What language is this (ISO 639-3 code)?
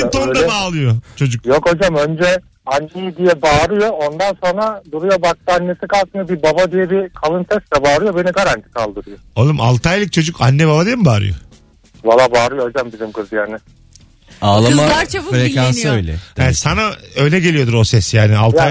tur